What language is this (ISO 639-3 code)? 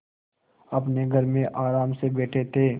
hin